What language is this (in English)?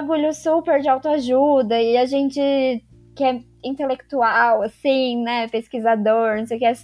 Portuguese